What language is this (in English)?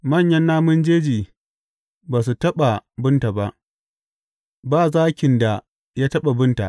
Hausa